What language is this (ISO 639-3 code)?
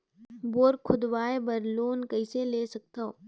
hne